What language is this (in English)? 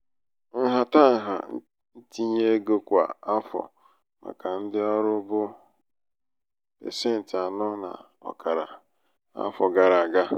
Igbo